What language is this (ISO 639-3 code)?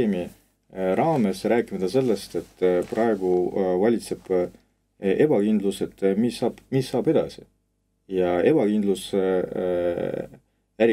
rus